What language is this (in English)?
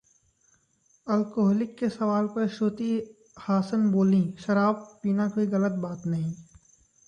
Hindi